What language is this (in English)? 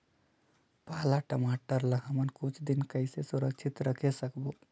Chhattisgarhi